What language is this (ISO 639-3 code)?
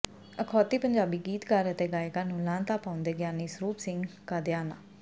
pan